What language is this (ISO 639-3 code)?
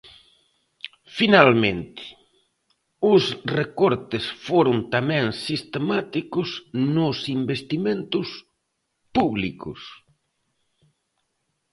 glg